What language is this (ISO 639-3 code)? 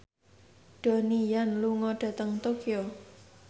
jav